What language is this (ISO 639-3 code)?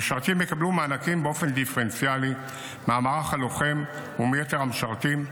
heb